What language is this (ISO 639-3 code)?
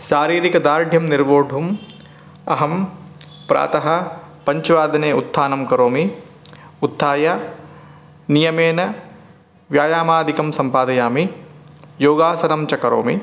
san